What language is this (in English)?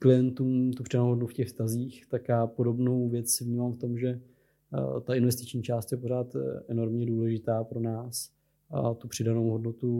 Czech